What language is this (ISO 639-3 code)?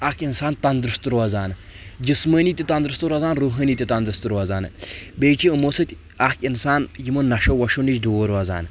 kas